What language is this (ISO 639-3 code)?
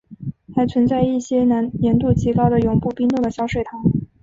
zho